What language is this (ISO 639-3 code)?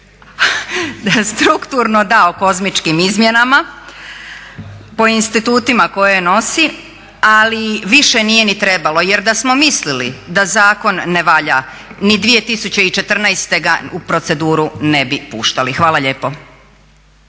hrv